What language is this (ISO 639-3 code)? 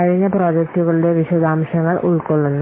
mal